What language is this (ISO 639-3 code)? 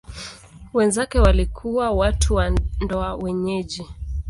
swa